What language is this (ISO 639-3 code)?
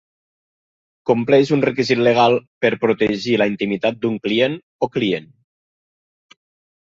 cat